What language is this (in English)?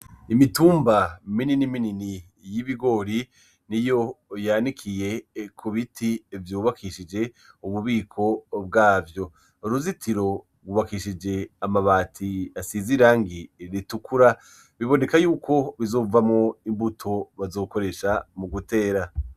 Rundi